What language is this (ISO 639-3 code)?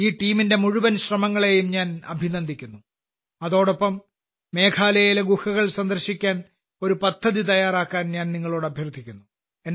mal